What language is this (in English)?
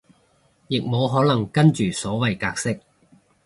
Cantonese